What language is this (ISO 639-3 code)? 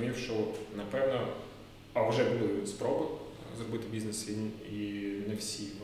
ukr